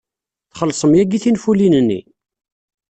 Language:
Kabyle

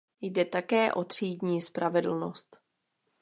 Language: Czech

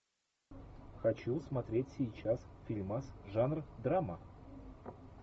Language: Russian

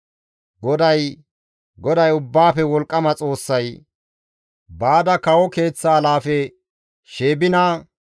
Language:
Gamo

